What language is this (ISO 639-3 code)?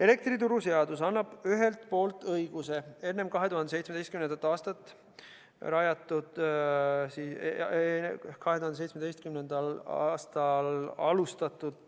est